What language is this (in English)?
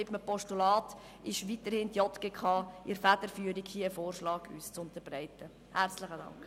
Swiss German